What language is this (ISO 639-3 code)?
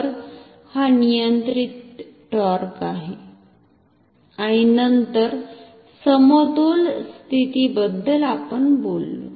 mar